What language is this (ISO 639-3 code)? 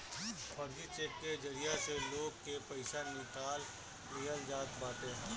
bho